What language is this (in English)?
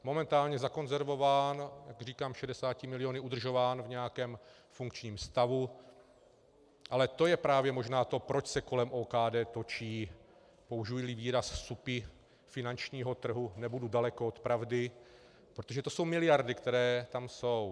Czech